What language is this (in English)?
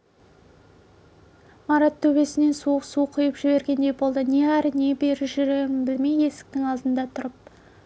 Kazakh